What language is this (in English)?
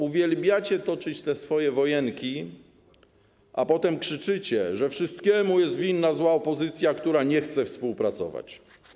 Polish